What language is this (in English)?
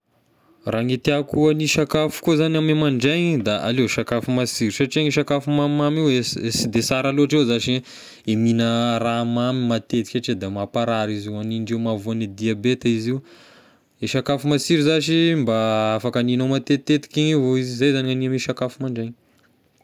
Tesaka Malagasy